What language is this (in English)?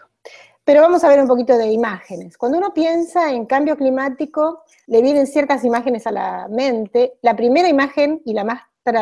Spanish